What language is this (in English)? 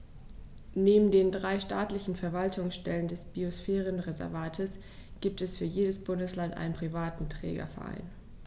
German